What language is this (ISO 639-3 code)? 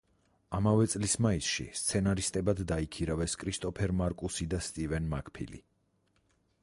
kat